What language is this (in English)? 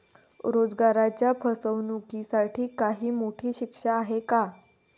Marathi